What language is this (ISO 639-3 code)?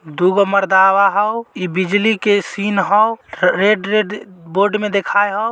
mag